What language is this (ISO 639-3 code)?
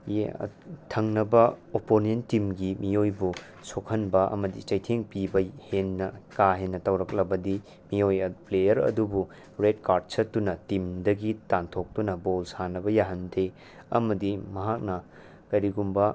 mni